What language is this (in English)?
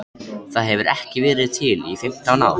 Icelandic